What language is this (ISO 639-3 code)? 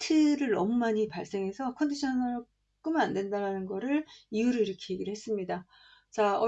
kor